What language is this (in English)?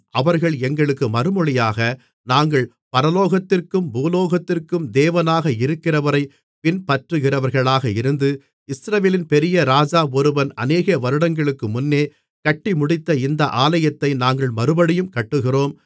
Tamil